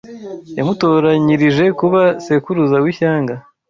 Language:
Kinyarwanda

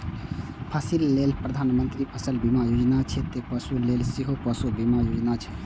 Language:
Maithili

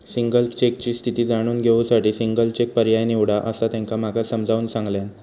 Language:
Marathi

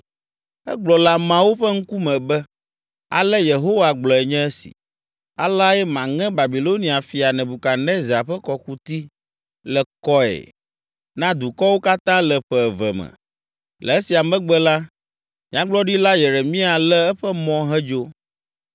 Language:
Ewe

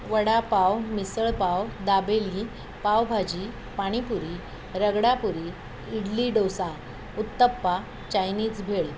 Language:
Marathi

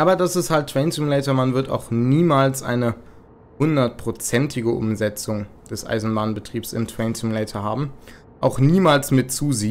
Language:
German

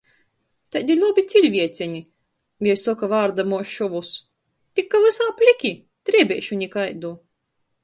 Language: Latgalian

